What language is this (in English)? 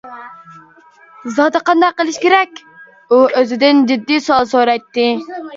Uyghur